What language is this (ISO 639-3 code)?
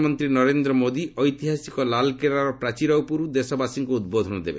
ori